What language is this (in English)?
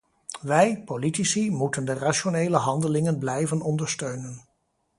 Dutch